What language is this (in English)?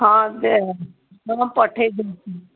Odia